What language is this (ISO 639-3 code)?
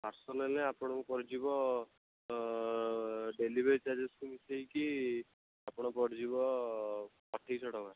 ori